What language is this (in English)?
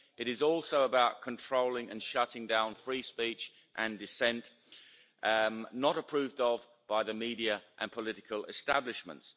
English